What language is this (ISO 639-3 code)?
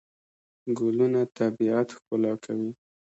pus